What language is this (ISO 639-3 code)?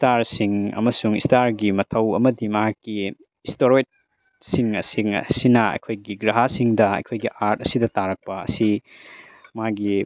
mni